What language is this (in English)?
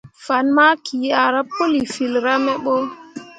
Mundang